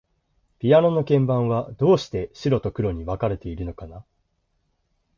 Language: Japanese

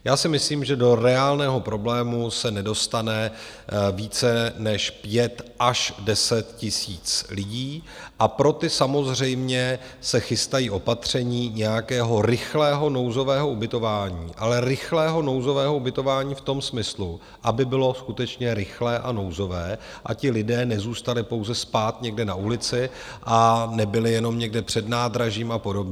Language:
Czech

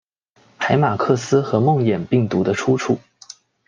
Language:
Chinese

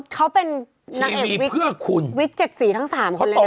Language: Thai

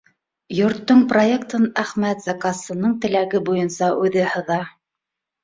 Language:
Bashkir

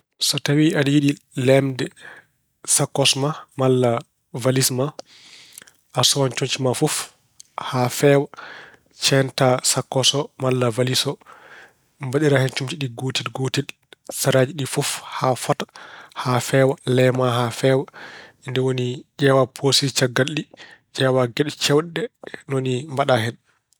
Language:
Fula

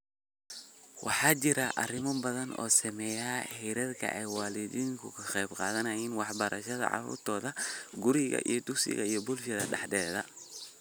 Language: Somali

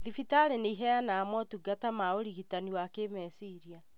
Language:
Kikuyu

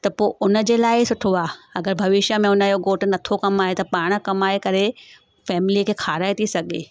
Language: Sindhi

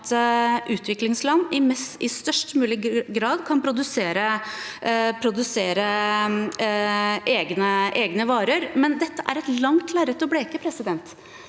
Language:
Norwegian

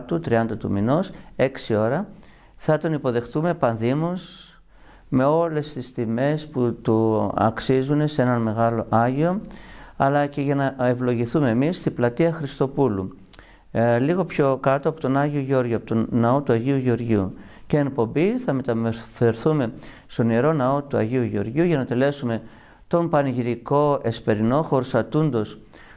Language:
Greek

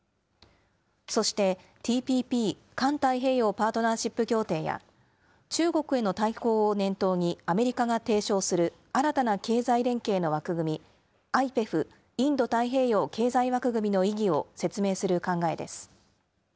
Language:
Japanese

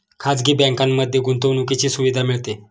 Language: Marathi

